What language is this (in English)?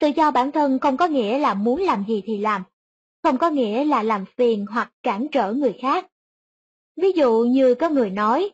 Vietnamese